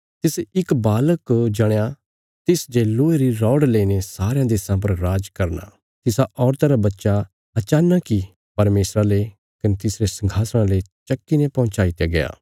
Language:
Bilaspuri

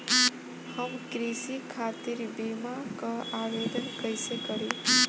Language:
Bhojpuri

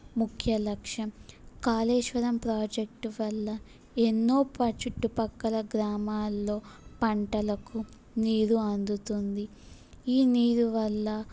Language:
Telugu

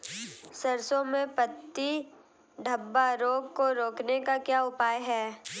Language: Hindi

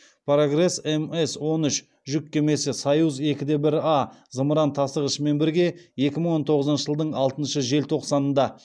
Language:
Kazakh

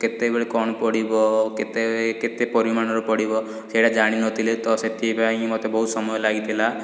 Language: Odia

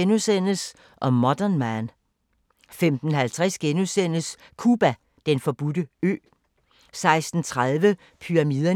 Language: Danish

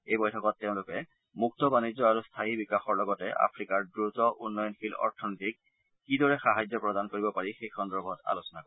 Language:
Assamese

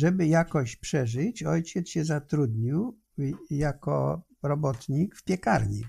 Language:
Polish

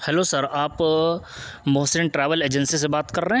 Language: Urdu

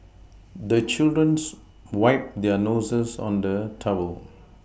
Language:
English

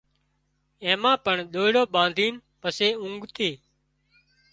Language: Wadiyara Koli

